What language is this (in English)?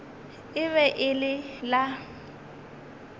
Northern Sotho